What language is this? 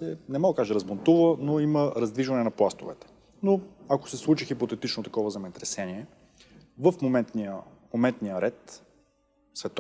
English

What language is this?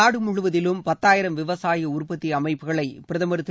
Tamil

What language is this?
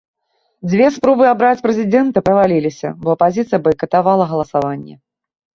Belarusian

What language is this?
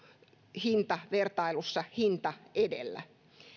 Finnish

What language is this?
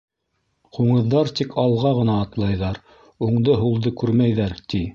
Bashkir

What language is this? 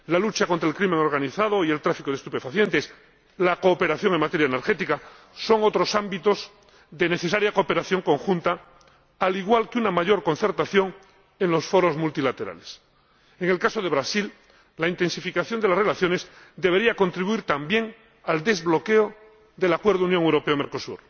Spanish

